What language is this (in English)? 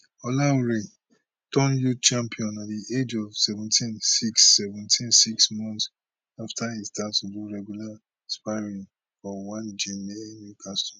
Nigerian Pidgin